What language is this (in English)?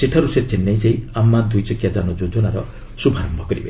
Odia